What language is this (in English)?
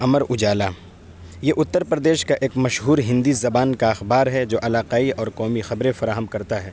Urdu